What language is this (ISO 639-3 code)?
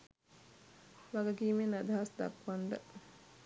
sin